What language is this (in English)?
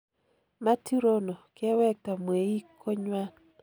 Kalenjin